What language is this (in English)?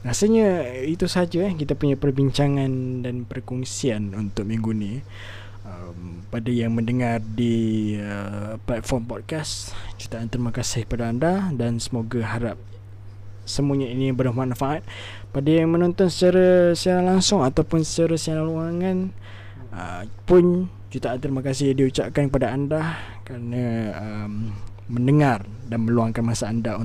Malay